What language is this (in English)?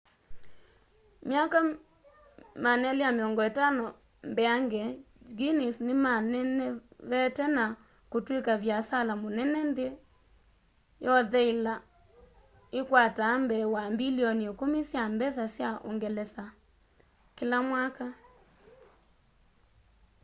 Kamba